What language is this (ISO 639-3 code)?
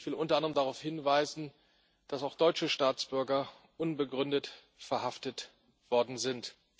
deu